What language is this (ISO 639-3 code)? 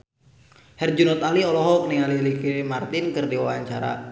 sun